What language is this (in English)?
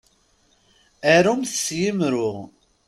Kabyle